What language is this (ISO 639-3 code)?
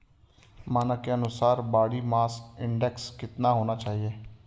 hin